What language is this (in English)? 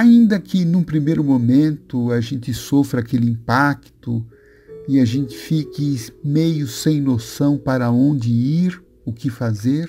Portuguese